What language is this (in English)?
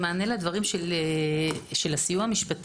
Hebrew